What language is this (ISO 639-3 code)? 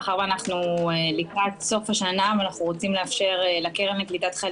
heb